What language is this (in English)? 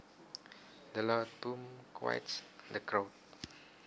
Javanese